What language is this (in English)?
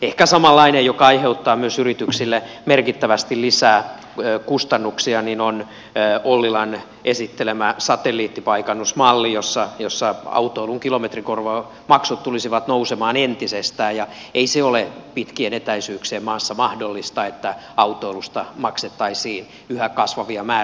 Finnish